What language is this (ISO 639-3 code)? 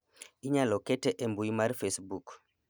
luo